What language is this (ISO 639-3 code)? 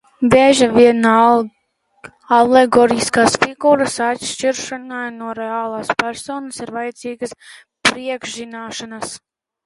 lav